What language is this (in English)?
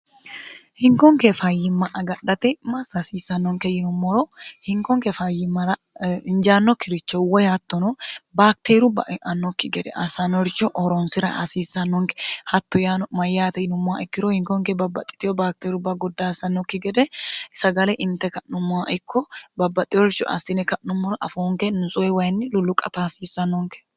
Sidamo